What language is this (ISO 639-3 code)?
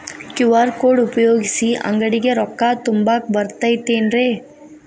kan